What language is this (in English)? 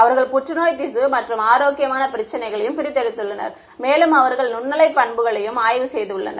Tamil